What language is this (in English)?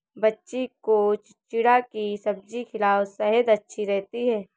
Hindi